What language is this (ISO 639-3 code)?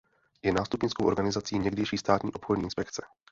ces